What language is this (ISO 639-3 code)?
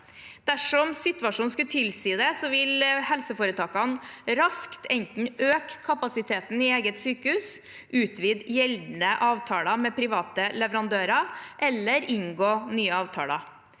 nor